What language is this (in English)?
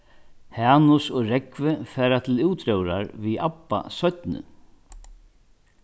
Faroese